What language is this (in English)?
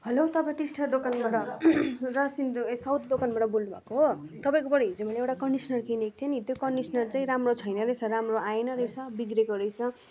Nepali